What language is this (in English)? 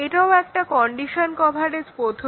Bangla